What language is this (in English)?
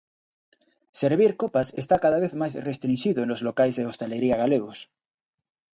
Galician